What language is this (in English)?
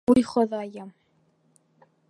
Bashkir